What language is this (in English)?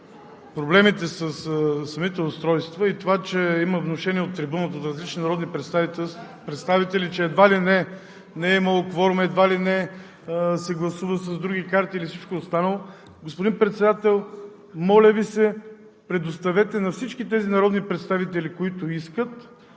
Bulgarian